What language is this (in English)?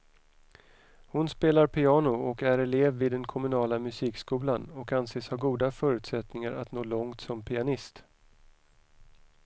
Swedish